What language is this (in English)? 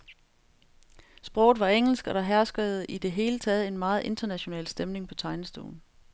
Danish